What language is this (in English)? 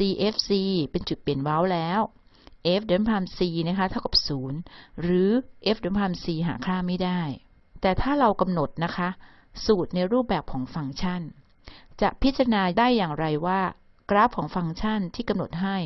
Thai